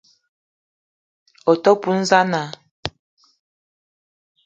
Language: Eton (Cameroon)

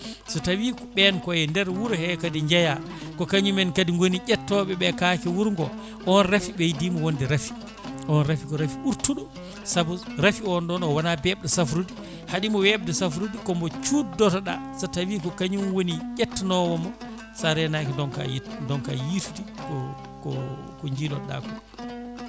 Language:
Fula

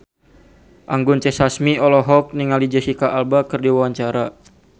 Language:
Sundanese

